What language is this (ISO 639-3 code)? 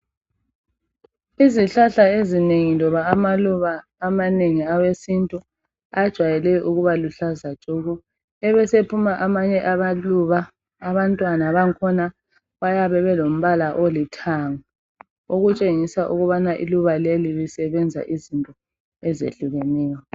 nde